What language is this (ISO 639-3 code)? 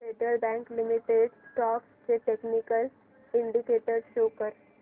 mar